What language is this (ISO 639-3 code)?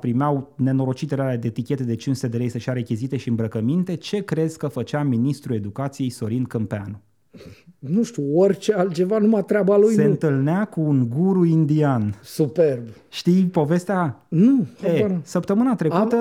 ron